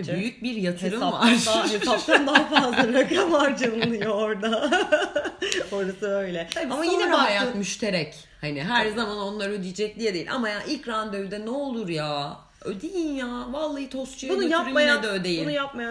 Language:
Turkish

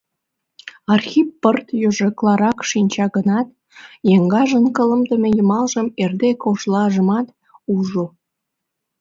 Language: Mari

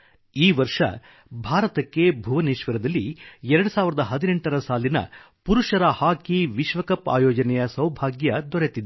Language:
Kannada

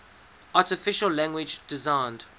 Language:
English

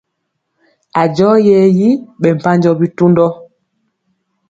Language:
Mpiemo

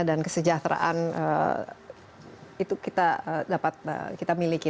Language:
Indonesian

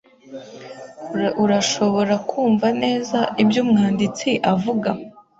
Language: Kinyarwanda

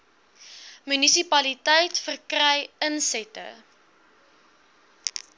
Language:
Afrikaans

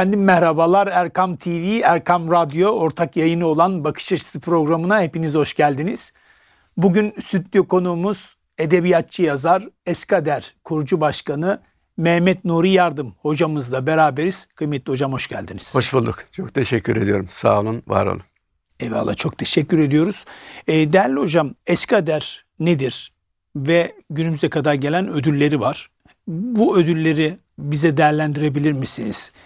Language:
Turkish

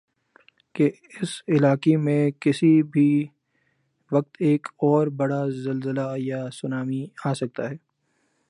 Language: Urdu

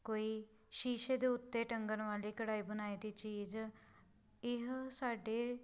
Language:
Punjabi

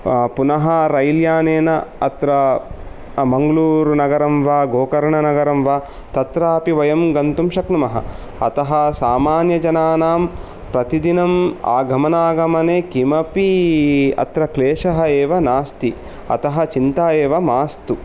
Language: Sanskrit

